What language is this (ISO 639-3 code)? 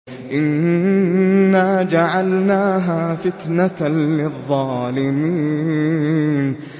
ara